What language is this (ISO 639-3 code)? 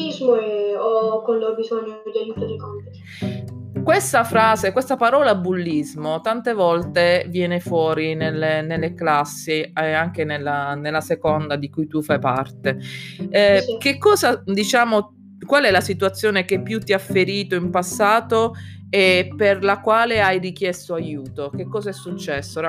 ita